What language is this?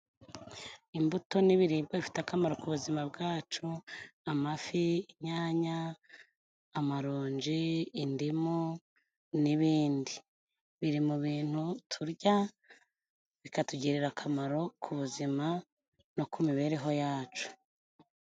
Kinyarwanda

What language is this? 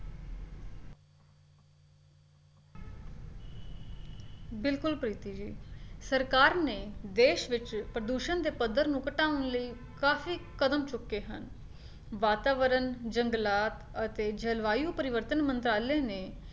Punjabi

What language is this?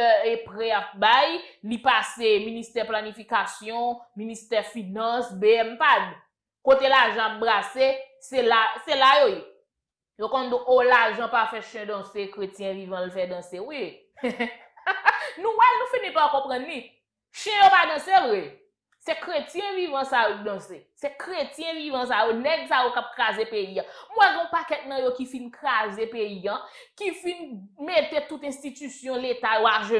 French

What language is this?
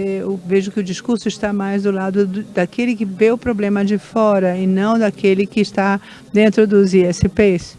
Portuguese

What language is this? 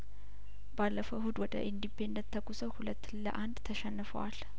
Amharic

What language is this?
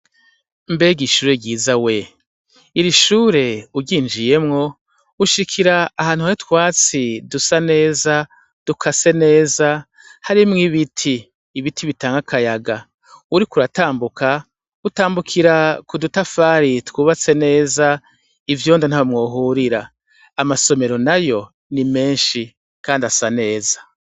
Rundi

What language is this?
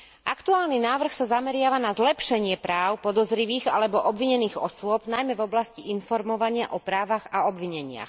Slovak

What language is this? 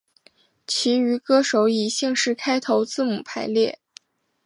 Chinese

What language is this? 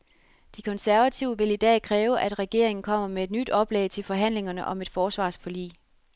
Danish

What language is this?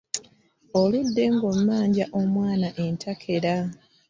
Ganda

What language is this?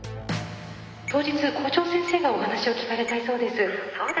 Japanese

